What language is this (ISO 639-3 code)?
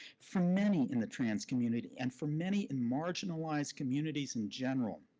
eng